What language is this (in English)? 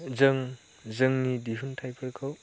Bodo